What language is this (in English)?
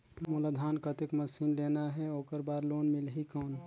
Chhattisgarhi